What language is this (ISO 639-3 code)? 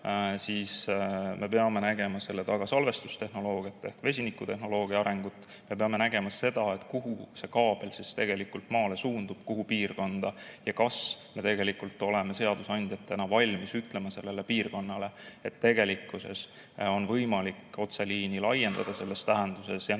est